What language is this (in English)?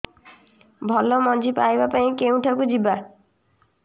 Odia